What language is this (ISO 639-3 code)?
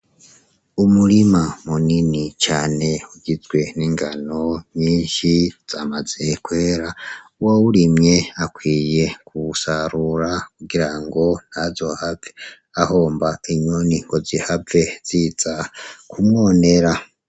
run